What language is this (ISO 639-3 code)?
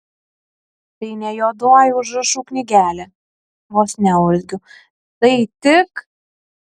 lit